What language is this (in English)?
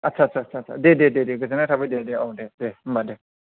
Bodo